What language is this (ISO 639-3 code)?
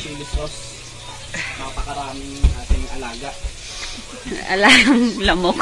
fil